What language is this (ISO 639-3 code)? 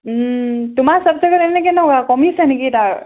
asm